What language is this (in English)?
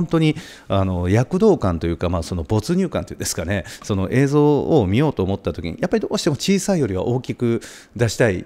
Japanese